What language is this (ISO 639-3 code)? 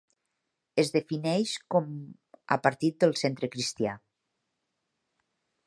cat